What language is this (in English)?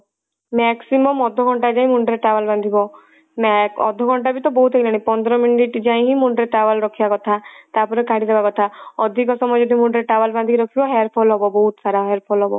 Odia